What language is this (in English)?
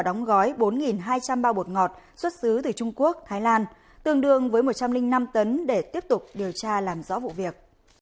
Vietnamese